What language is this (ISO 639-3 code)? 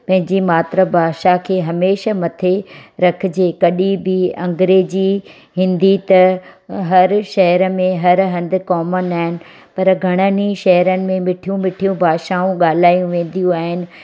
snd